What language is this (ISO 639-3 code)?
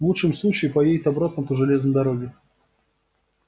rus